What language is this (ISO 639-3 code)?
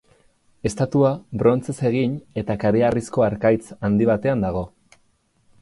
eus